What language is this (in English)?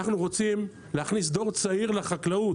Hebrew